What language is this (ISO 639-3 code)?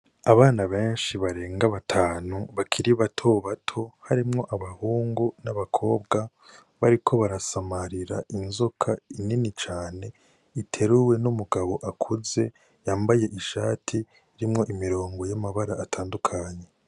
run